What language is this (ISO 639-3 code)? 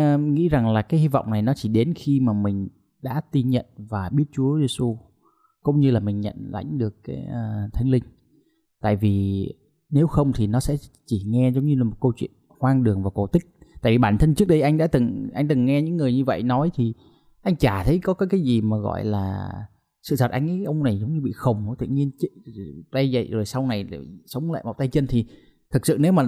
vie